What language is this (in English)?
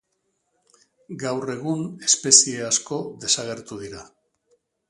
Basque